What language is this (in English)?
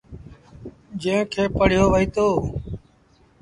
Sindhi Bhil